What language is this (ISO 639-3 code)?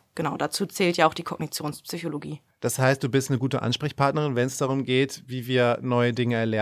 deu